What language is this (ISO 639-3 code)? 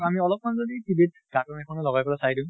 asm